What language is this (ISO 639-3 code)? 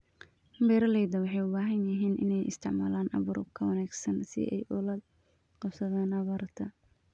som